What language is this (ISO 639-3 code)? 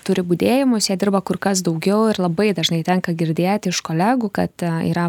lit